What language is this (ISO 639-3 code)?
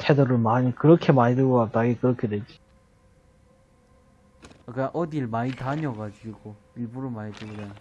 kor